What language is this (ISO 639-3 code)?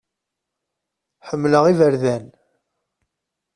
kab